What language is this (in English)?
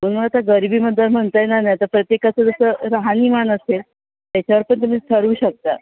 Marathi